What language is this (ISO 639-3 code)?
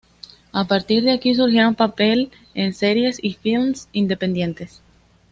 spa